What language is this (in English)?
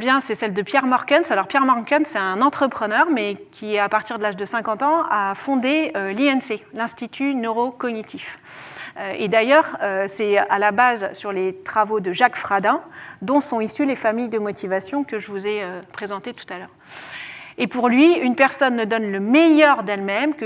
French